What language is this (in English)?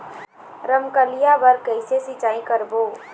Chhattisgarhi